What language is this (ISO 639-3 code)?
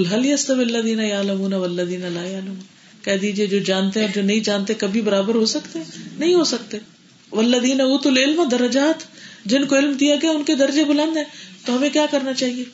urd